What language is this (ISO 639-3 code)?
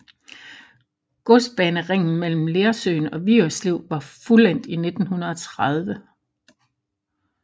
dan